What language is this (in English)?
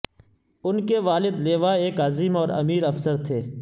Urdu